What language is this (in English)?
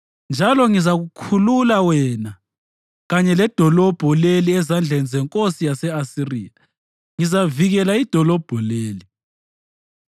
North Ndebele